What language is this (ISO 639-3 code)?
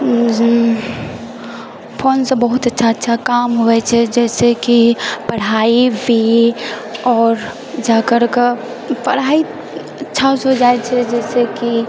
mai